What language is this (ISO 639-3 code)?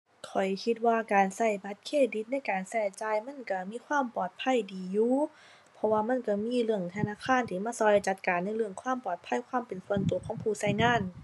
tha